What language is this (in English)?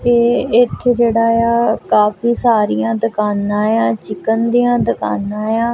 Punjabi